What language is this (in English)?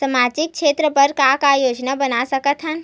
Chhattisgarhi